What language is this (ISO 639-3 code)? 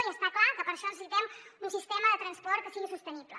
cat